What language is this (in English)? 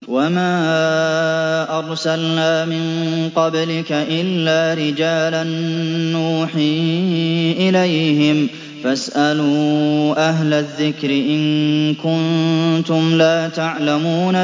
Arabic